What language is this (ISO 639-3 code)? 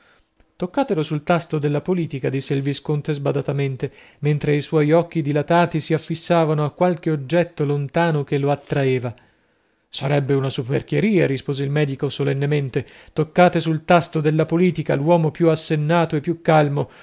ita